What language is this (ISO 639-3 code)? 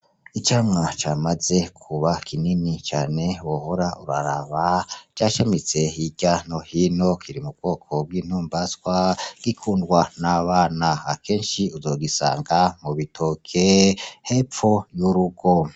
run